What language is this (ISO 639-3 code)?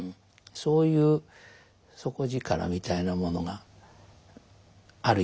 jpn